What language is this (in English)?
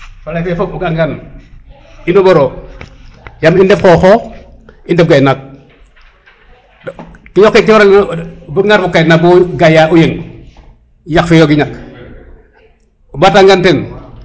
Serer